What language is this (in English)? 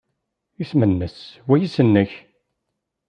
Kabyle